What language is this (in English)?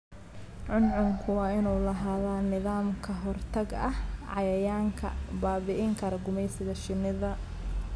Somali